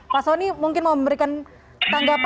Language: Indonesian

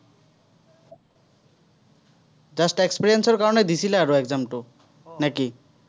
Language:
Assamese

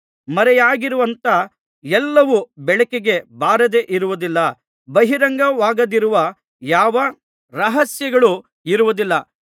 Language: Kannada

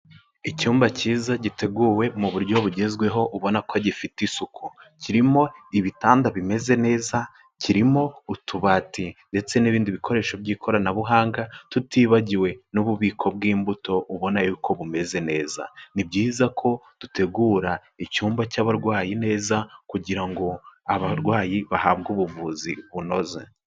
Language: Kinyarwanda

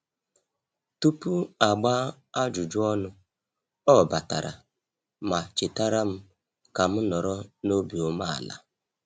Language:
Igbo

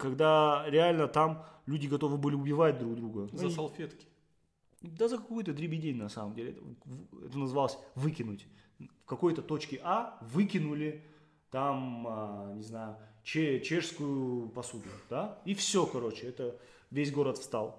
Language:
Russian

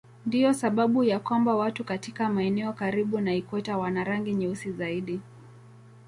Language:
Swahili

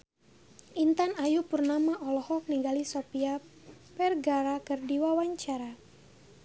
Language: Sundanese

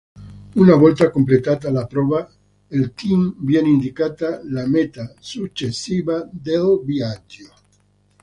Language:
Italian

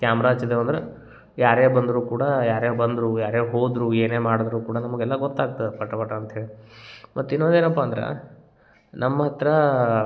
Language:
Kannada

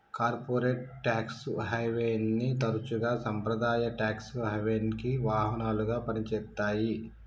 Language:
Telugu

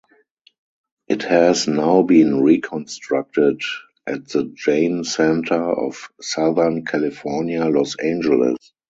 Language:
English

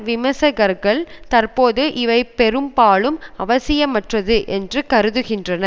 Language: Tamil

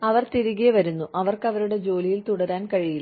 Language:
Malayalam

